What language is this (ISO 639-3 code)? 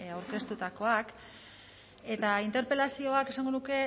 eus